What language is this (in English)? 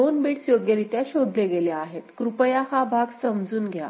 Marathi